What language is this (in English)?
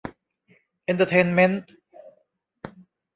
Thai